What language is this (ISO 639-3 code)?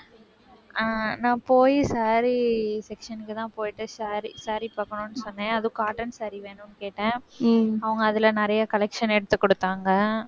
tam